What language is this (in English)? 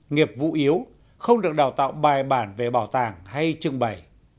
Vietnamese